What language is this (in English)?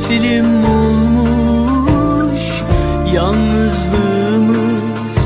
Turkish